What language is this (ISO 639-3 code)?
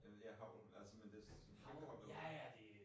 dan